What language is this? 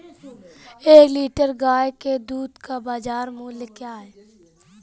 Hindi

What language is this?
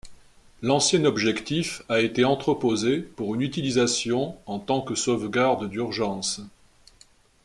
French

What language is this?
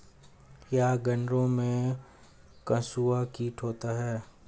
Hindi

